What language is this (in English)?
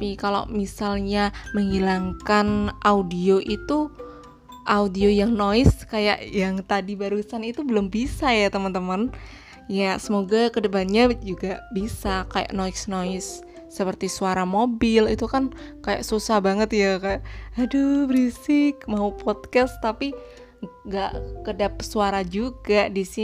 Indonesian